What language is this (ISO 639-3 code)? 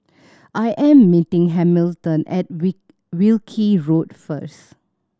eng